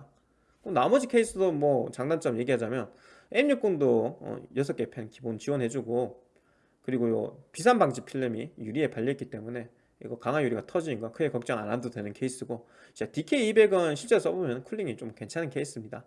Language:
Korean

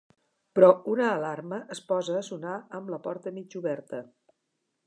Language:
Catalan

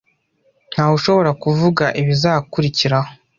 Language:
Kinyarwanda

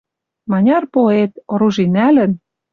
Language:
Western Mari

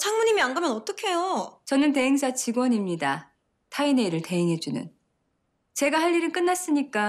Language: Korean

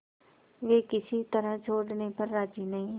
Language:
Hindi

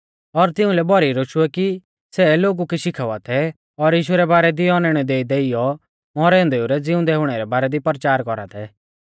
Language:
Mahasu Pahari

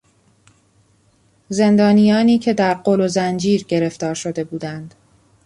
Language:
Persian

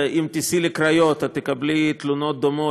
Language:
Hebrew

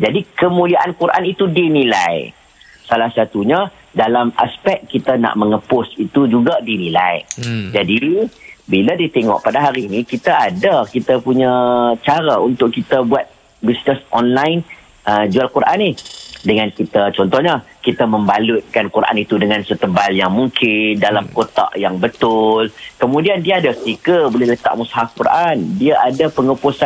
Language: Malay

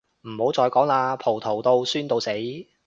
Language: Cantonese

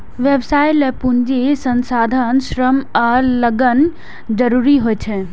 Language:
Maithili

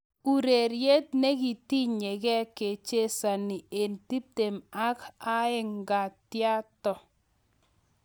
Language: Kalenjin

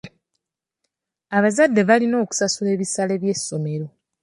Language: Ganda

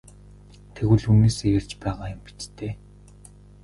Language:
Mongolian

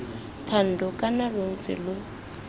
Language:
Tswana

